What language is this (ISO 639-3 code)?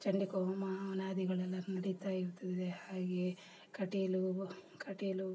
kan